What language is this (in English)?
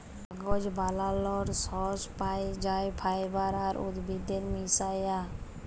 Bangla